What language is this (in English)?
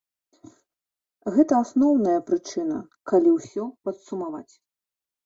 Belarusian